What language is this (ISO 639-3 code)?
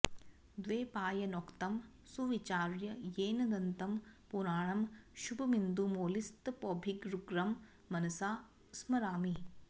san